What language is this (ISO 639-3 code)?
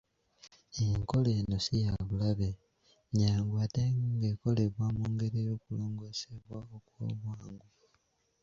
lug